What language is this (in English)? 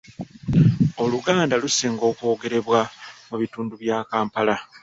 Ganda